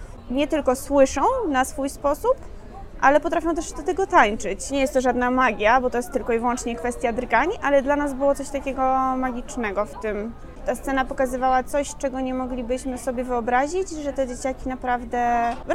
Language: Polish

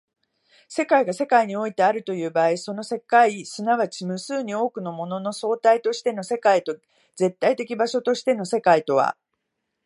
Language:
Japanese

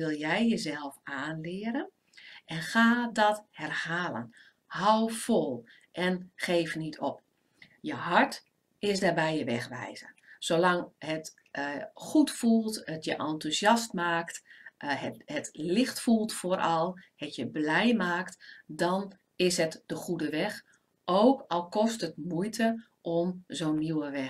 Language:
Dutch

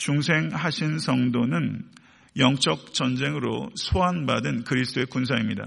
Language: Korean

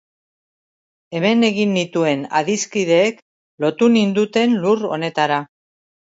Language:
Basque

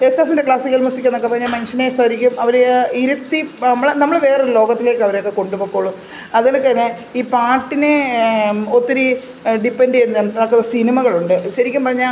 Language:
Malayalam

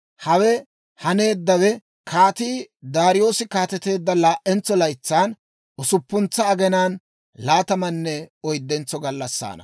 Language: Dawro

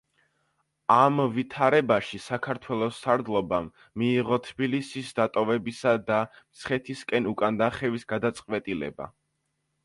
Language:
Georgian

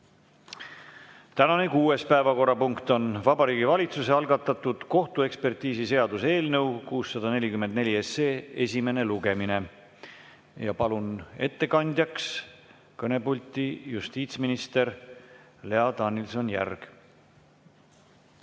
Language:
Estonian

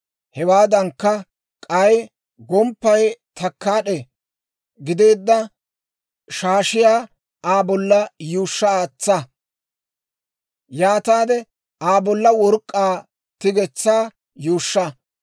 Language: Dawro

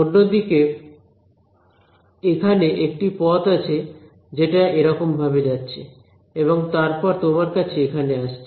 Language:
Bangla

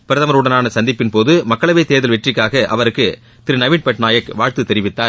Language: Tamil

